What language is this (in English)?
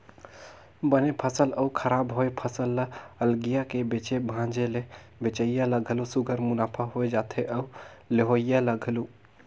Chhattisgarhi